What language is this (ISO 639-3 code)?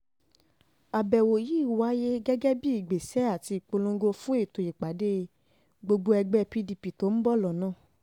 yor